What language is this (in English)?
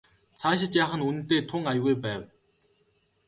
Mongolian